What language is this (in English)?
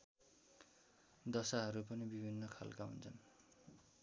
Nepali